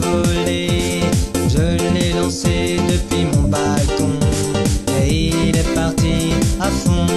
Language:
Norwegian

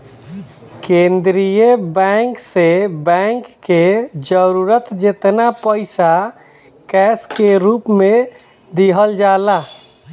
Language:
Bhojpuri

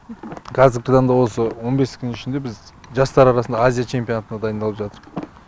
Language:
Kazakh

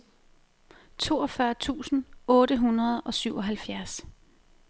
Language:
Danish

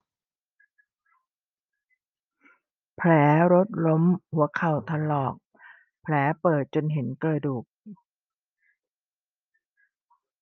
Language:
Thai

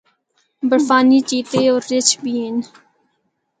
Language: Northern Hindko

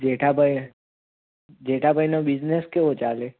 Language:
Gujarati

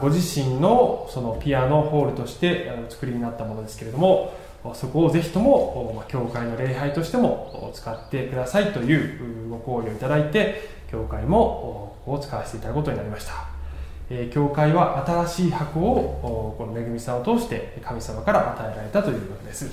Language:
Japanese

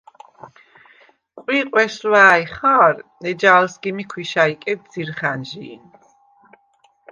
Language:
Svan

